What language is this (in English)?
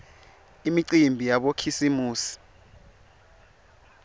Swati